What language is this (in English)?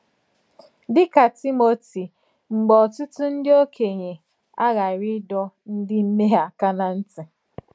Igbo